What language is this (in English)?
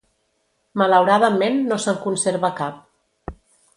Catalan